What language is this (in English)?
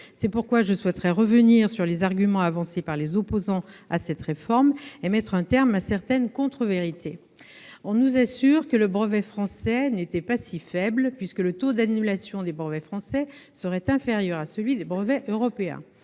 French